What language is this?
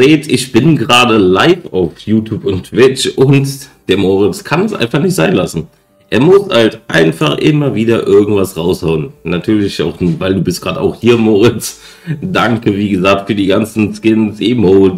German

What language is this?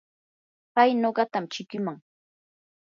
Yanahuanca Pasco Quechua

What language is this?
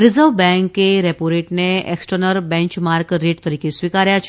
Gujarati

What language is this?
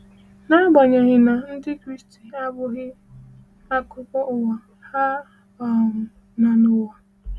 Igbo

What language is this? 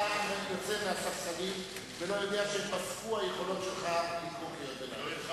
Hebrew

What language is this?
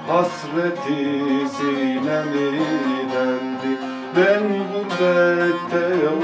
Turkish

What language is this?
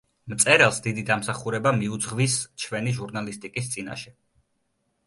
Georgian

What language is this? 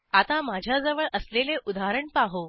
Marathi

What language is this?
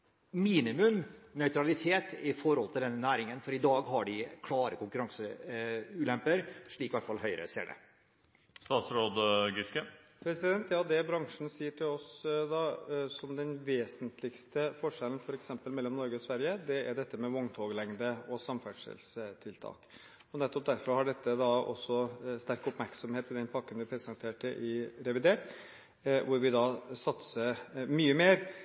Norwegian Bokmål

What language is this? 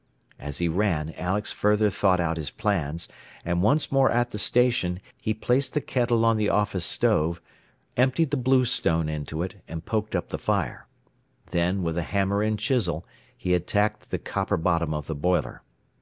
English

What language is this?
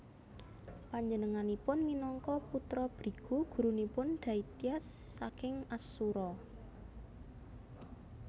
Javanese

